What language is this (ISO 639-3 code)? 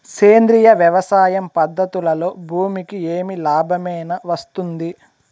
tel